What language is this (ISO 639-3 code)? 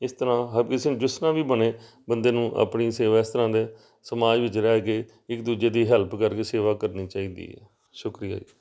pan